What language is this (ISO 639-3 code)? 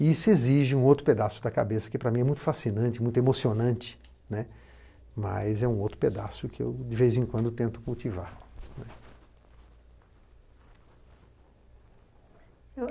por